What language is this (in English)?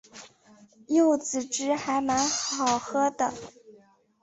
Chinese